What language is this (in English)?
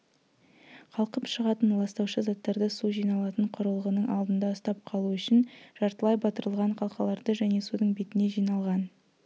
Kazakh